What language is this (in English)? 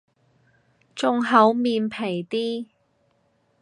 Cantonese